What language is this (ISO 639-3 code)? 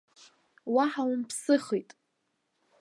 abk